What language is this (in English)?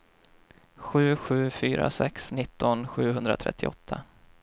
Swedish